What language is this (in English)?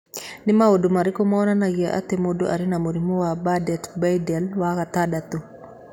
Kikuyu